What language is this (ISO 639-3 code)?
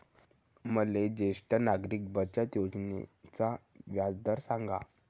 mar